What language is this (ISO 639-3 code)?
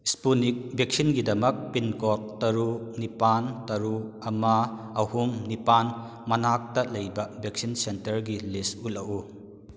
mni